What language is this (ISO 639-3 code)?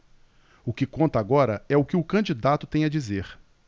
por